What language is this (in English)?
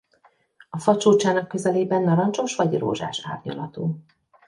Hungarian